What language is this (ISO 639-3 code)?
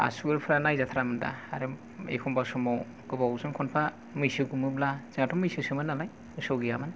brx